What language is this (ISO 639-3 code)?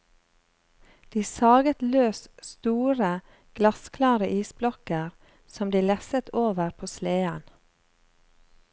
nor